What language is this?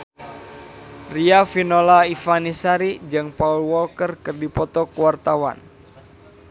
Sundanese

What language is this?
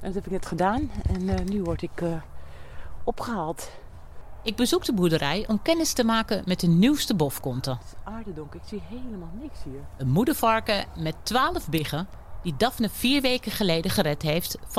Dutch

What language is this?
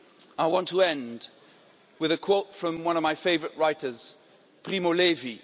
English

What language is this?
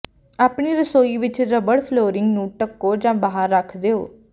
Punjabi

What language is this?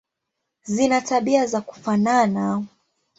Swahili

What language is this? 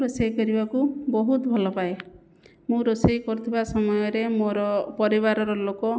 Odia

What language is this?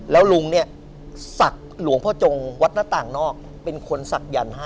Thai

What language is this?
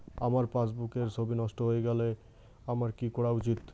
Bangla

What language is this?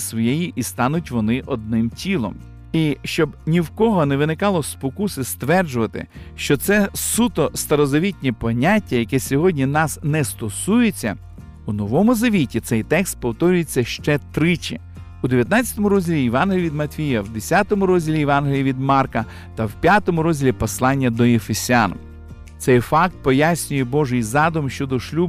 Ukrainian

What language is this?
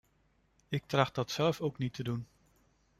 Dutch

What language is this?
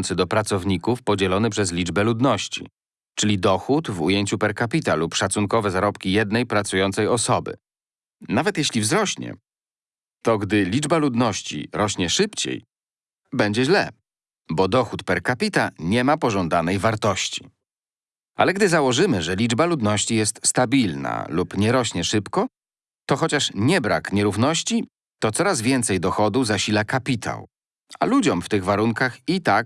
Polish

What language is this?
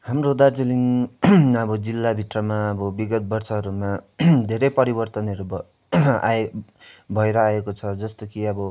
Nepali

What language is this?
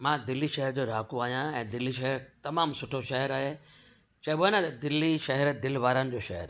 Sindhi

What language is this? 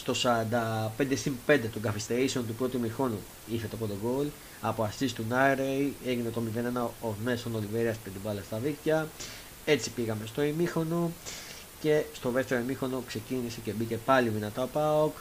Greek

